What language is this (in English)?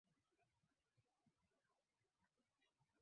Swahili